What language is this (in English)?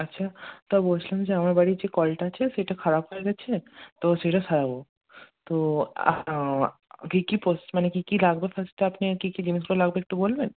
Bangla